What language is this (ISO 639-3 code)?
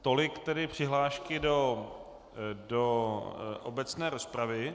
ces